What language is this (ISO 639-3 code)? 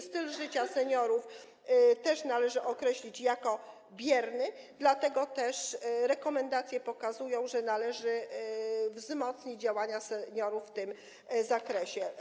pol